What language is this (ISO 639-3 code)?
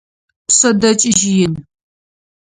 ady